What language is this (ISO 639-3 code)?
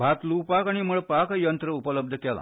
kok